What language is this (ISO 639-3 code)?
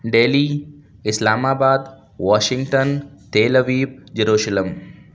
urd